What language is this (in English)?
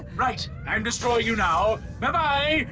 English